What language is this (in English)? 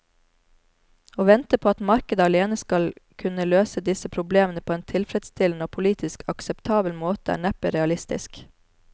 Norwegian